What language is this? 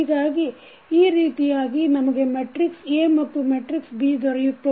Kannada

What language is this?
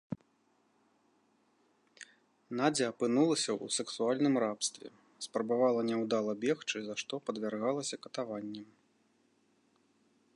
Belarusian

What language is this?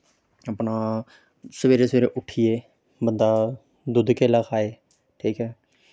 Dogri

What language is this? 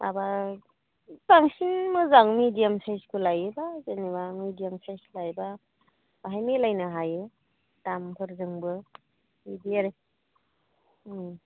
Bodo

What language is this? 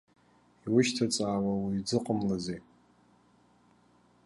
Abkhazian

